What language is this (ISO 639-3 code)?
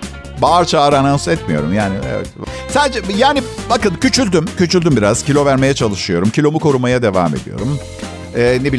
tur